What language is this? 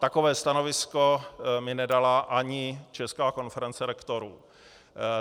Czech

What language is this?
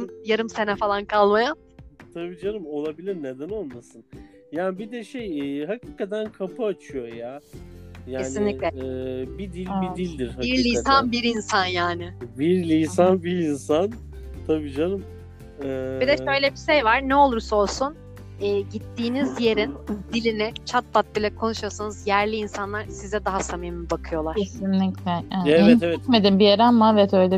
Turkish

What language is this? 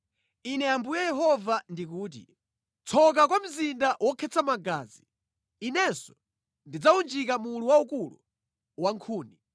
Nyanja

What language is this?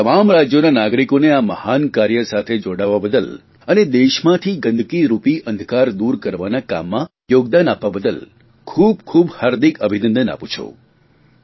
Gujarati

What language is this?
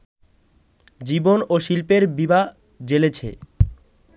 Bangla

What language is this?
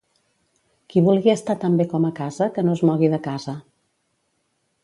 Catalan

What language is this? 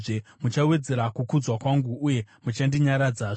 Shona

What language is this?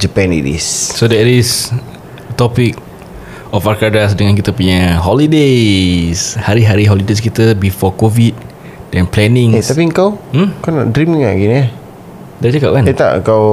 Malay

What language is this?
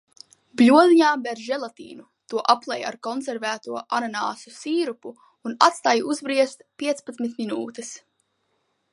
Latvian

